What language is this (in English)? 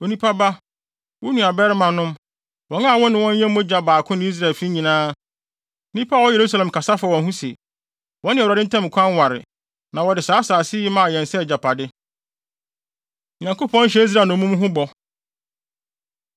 Akan